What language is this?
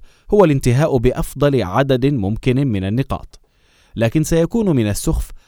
Arabic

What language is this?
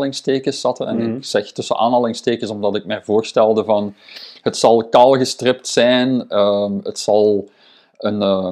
Dutch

